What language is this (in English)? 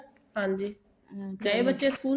Punjabi